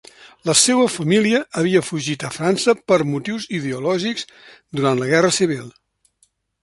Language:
Catalan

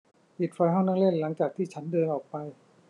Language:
Thai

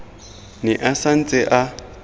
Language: Tswana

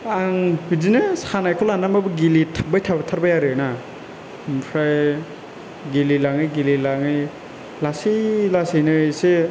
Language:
Bodo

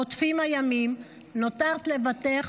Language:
Hebrew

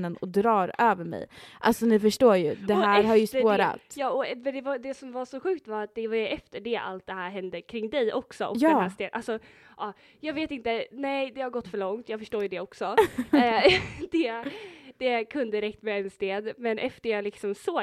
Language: Swedish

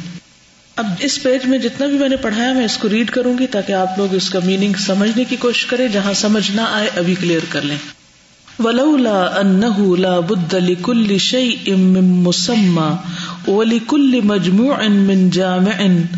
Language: Urdu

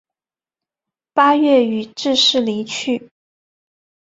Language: Chinese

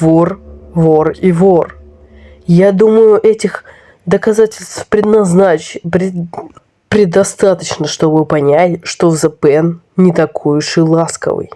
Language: Russian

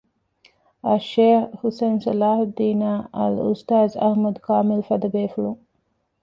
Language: Divehi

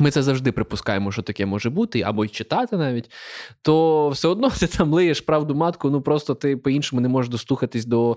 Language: Ukrainian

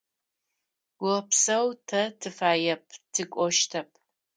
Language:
Adyghe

